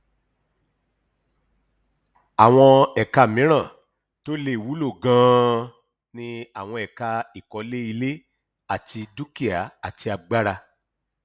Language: Yoruba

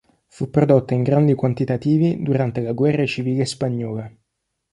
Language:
Italian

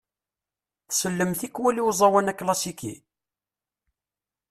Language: Kabyle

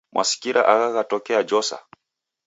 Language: Taita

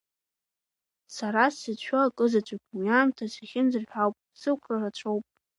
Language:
Abkhazian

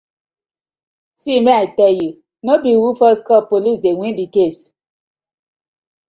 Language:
Nigerian Pidgin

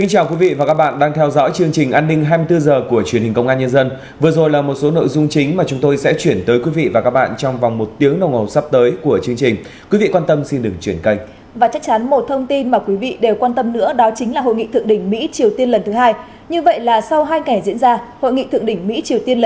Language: Vietnamese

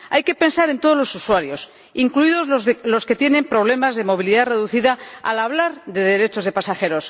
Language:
Spanish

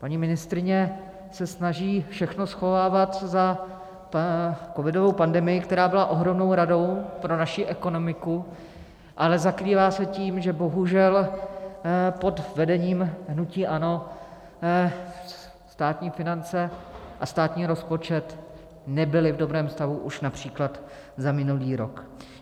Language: Czech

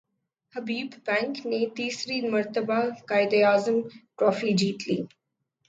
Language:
Urdu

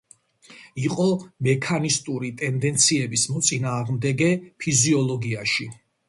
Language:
Georgian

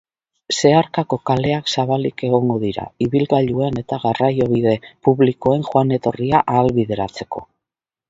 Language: Basque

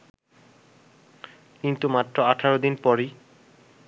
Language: Bangla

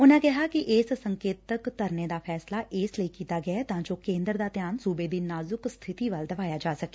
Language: Punjabi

